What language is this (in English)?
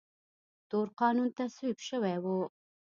Pashto